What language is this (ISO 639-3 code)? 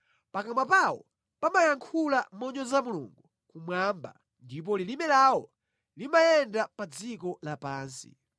nya